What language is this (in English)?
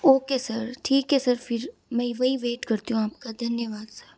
Hindi